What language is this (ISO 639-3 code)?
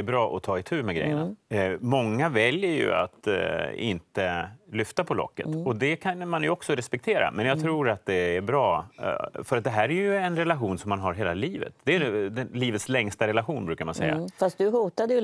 swe